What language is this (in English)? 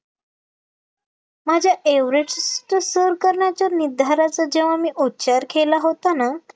Marathi